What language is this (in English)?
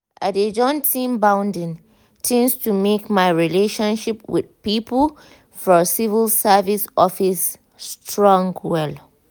Nigerian Pidgin